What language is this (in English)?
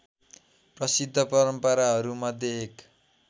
Nepali